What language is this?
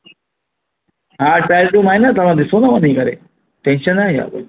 Sindhi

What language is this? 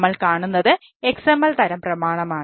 Malayalam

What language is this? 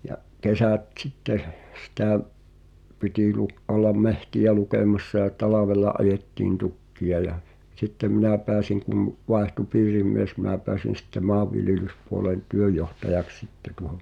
Finnish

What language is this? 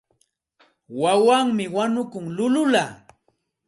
Santa Ana de Tusi Pasco Quechua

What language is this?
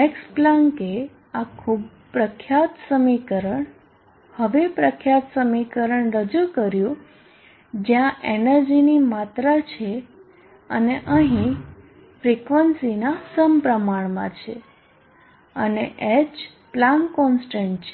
Gujarati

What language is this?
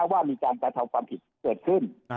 Thai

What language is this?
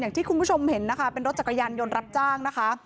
Thai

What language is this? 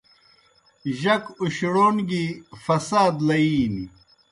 Kohistani Shina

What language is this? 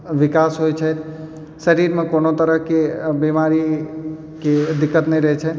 Maithili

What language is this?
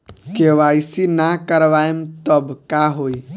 Bhojpuri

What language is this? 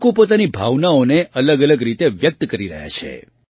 Gujarati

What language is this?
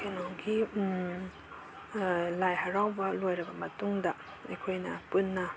Manipuri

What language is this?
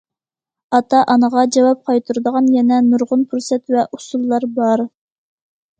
Uyghur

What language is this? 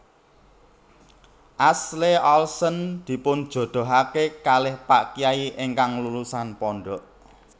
Javanese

